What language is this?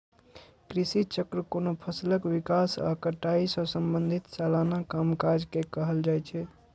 Maithili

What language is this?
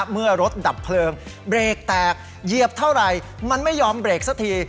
Thai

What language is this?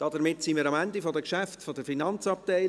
Swiss German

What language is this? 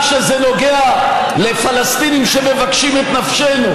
Hebrew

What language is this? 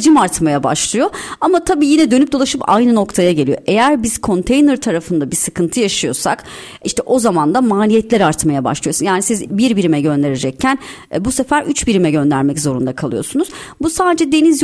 Turkish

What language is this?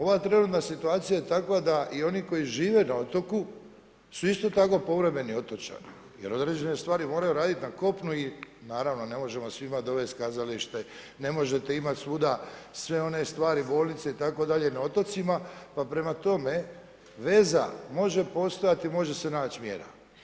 Croatian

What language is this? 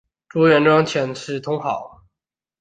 Chinese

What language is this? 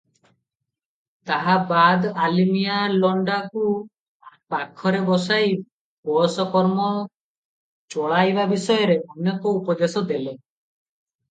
Odia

